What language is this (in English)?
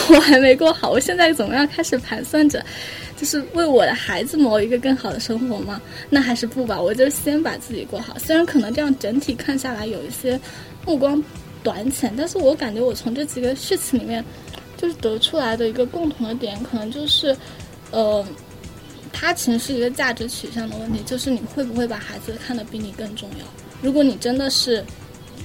Chinese